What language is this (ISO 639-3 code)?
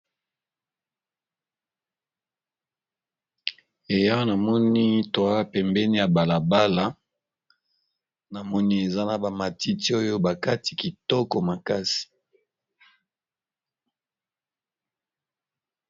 lin